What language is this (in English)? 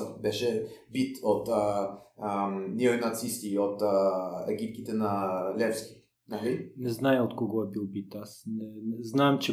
Bulgarian